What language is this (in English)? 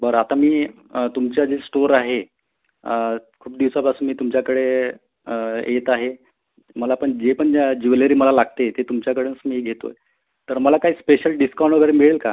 Marathi